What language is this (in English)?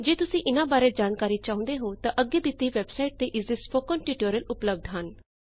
Punjabi